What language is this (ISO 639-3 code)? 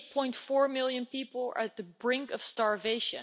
eng